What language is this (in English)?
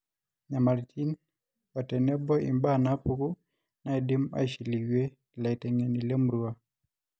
Masai